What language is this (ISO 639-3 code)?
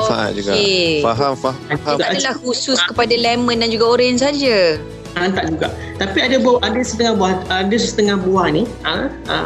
msa